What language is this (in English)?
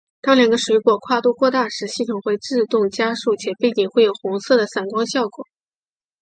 Chinese